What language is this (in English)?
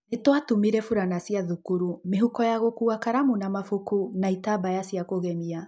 Kikuyu